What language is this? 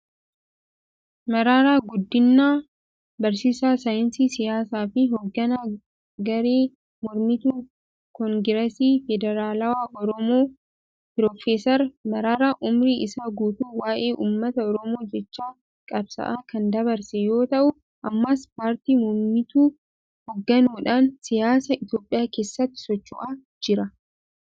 Oromo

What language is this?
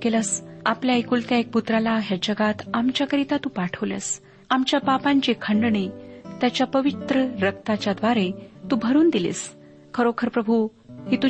Marathi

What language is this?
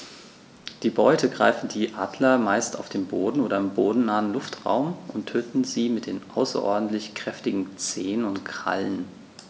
German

